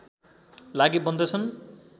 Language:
Nepali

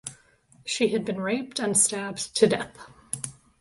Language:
English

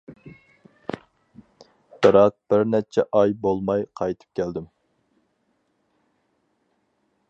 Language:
Uyghur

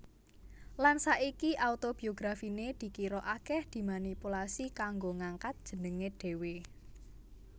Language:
Javanese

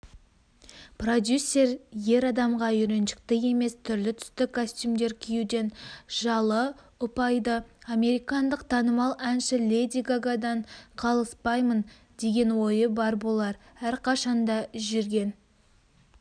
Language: Kazakh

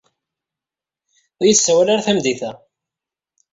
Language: Kabyle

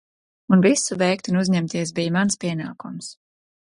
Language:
Latvian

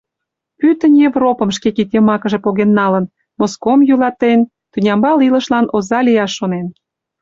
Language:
Mari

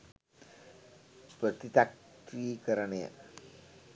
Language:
Sinhala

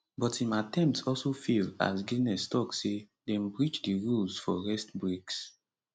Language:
Nigerian Pidgin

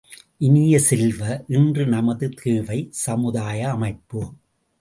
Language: Tamil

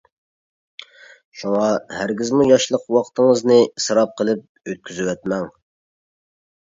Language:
Uyghur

